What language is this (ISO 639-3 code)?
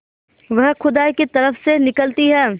hin